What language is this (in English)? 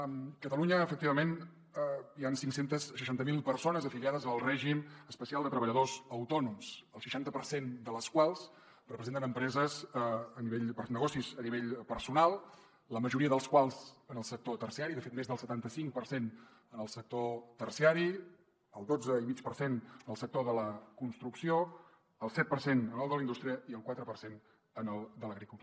Catalan